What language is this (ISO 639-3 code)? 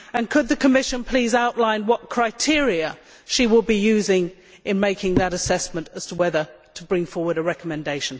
eng